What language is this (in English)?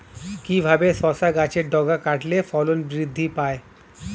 Bangla